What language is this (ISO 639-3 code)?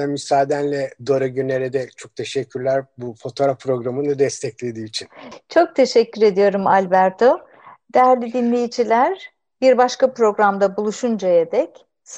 tur